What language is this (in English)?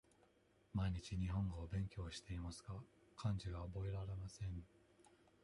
Japanese